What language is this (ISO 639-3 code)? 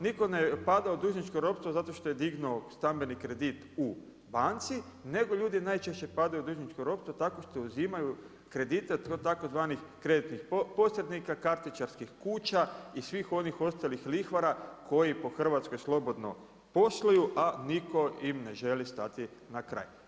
hrv